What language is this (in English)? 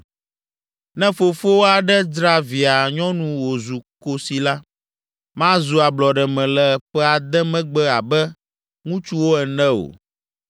Ewe